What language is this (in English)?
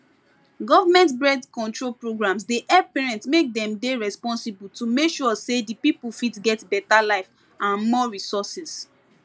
Nigerian Pidgin